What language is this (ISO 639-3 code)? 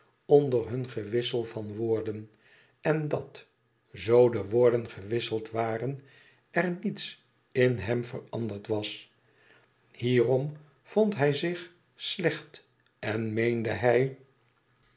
nld